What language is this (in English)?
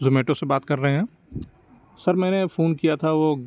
Urdu